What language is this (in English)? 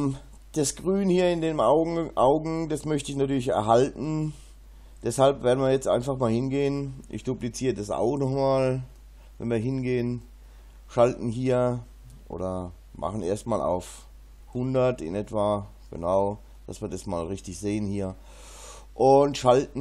German